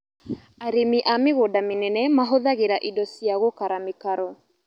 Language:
Kikuyu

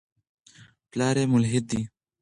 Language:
Pashto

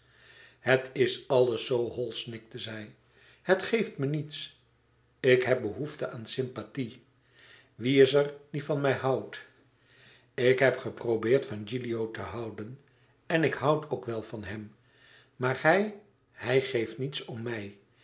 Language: Dutch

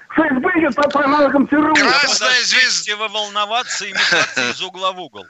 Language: Russian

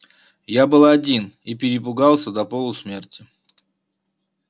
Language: Russian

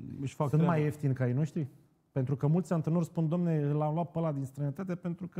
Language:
Romanian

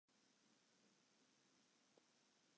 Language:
Western Frisian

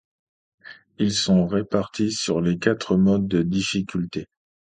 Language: French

